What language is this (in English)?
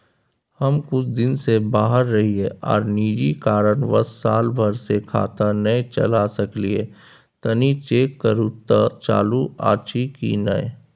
Maithili